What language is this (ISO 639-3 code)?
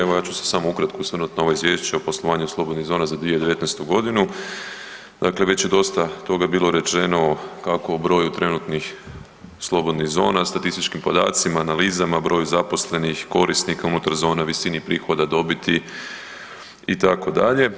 hrv